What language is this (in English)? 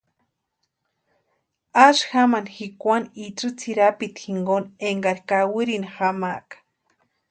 Western Highland Purepecha